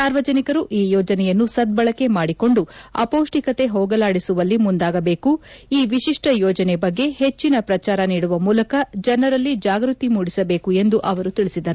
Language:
Kannada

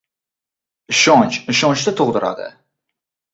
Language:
Uzbek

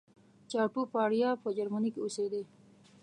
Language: Pashto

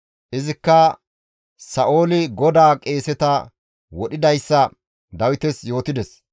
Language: Gamo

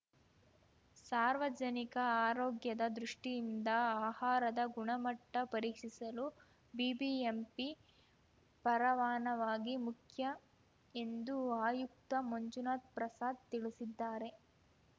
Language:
Kannada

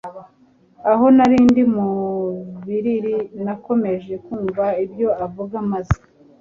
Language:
Kinyarwanda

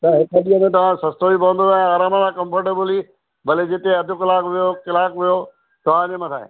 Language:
Sindhi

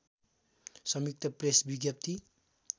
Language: Nepali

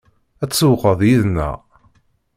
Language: Kabyle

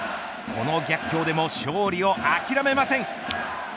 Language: Japanese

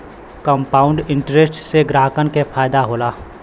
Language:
Bhojpuri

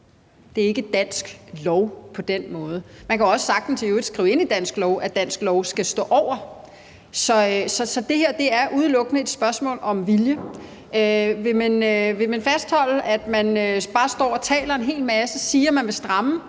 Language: Danish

